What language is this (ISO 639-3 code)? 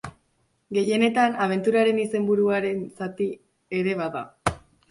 eus